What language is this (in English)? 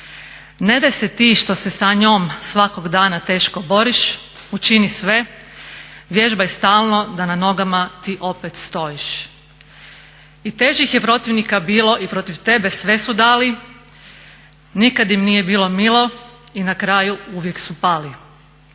Croatian